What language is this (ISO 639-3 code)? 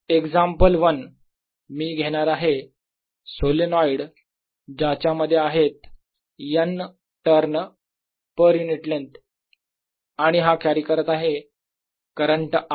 mar